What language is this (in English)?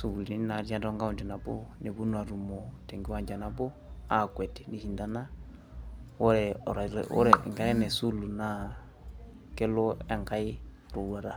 Masai